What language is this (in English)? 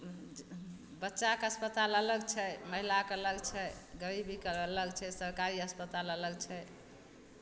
Maithili